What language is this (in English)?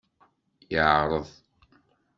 Kabyle